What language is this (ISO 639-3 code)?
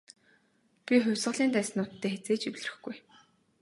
mon